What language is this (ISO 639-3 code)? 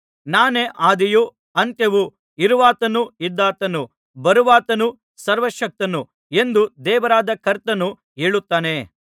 kan